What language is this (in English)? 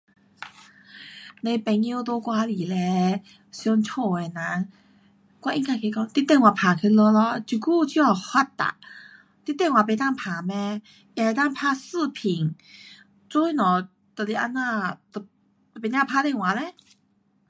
Pu-Xian Chinese